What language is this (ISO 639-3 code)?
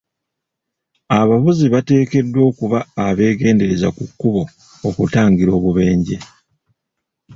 lug